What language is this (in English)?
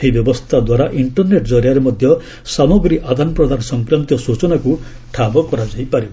Odia